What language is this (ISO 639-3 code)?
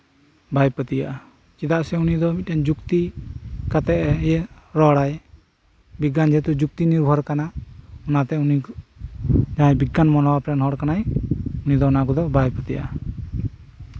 sat